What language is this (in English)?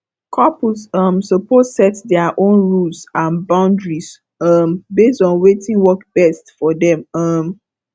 Nigerian Pidgin